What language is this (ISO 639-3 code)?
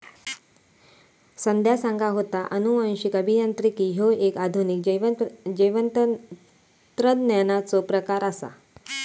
mar